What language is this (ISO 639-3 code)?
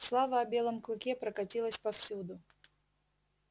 rus